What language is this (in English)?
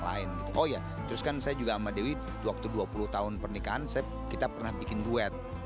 Indonesian